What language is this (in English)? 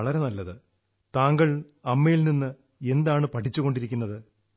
Malayalam